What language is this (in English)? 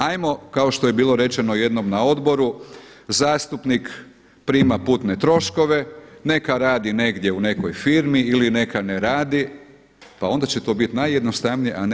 Croatian